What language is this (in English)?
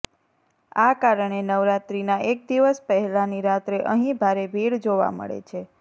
Gujarati